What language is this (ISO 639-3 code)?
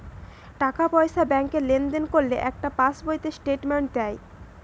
ben